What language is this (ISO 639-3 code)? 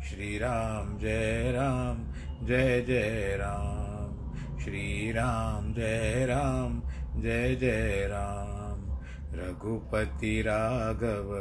hin